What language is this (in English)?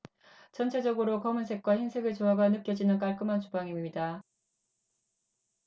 Korean